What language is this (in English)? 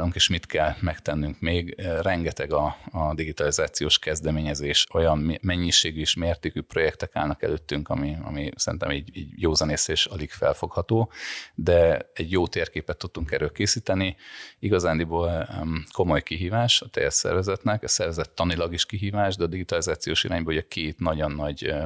Hungarian